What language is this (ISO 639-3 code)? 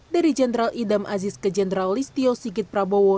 ind